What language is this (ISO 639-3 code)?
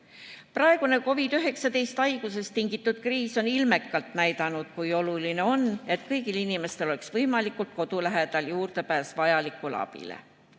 est